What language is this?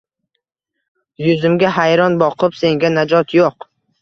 Uzbek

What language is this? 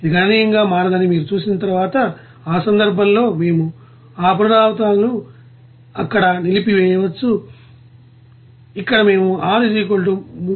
Telugu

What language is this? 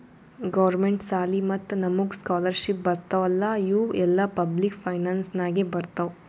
Kannada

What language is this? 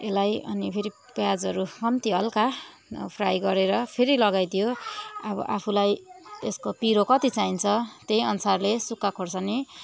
Nepali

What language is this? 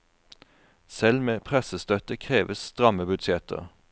Norwegian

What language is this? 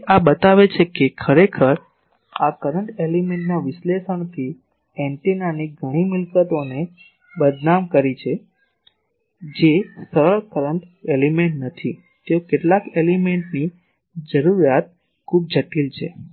Gujarati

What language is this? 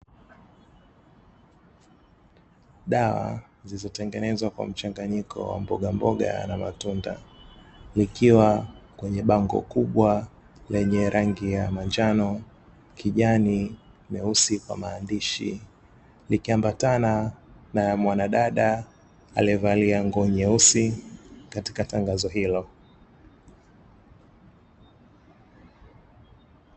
Swahili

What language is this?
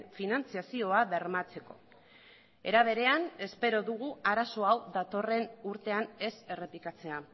Basque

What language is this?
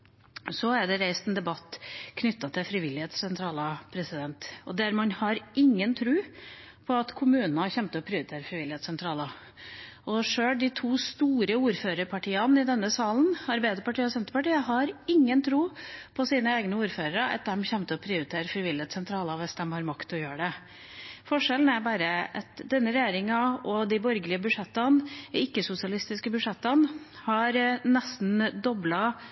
Norwegian Bokmål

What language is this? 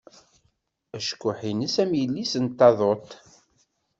Kabyle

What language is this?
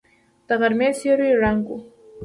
Pashto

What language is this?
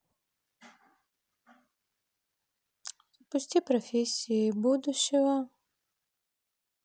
Russian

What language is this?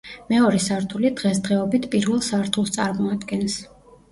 Georgian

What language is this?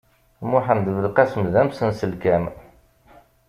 Kabyle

